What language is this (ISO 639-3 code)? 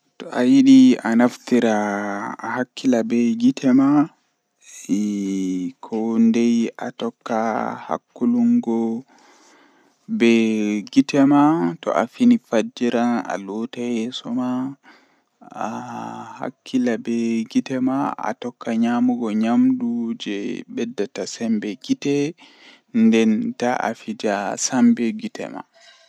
fuh